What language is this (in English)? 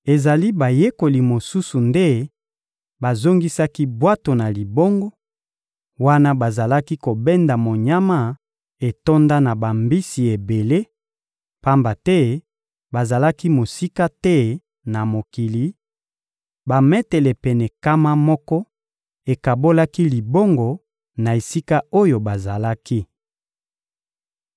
Lingala